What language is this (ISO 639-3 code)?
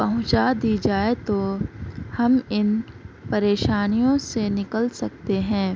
urd